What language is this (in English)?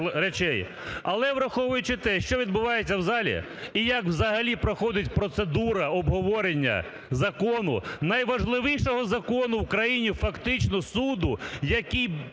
Ukrainian